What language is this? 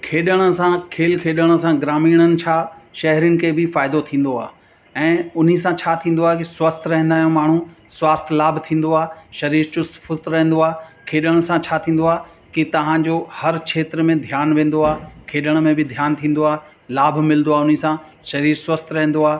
Sindhi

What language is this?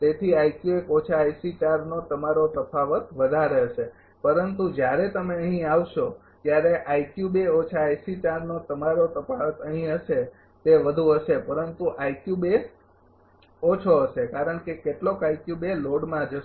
Gujarati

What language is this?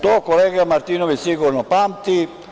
Serbian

